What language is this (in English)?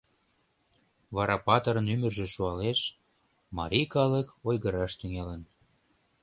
Mari